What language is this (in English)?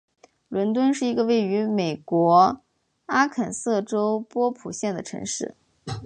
Chinese